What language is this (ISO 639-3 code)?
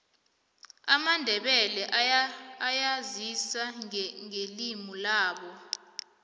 nbl